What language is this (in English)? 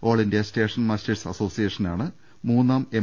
Malayalam